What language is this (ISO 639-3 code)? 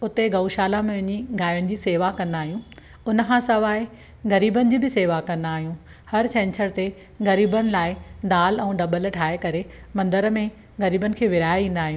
snd